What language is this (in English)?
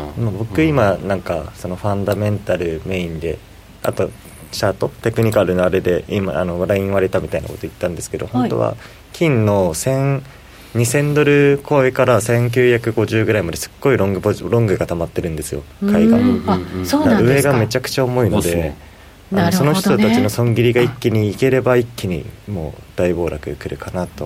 Japanese